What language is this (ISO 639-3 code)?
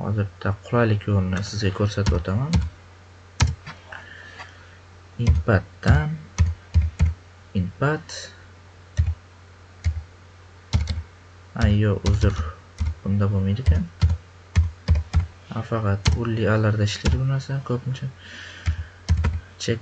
tur